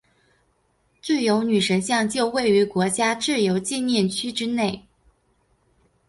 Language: Chinese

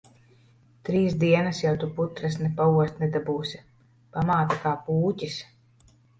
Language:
Latvian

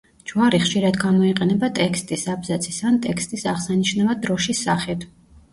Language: Georgian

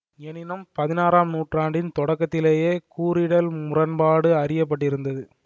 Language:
Tamil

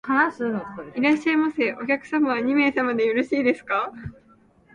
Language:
Japanese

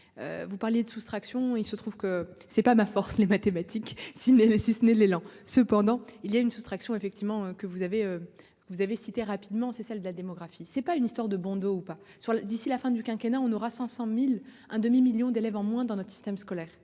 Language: French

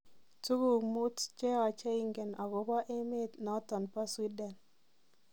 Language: Kalenjin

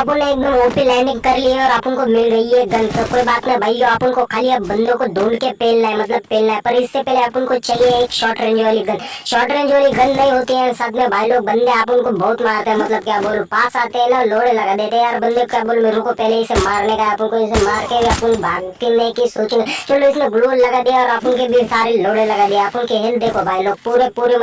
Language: Spanish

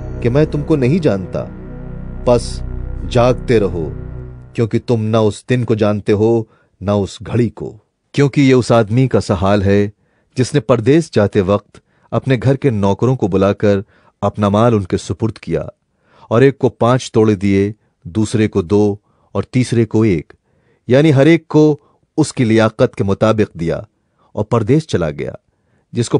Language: Hindi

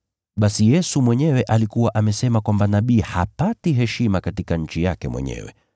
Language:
Swahili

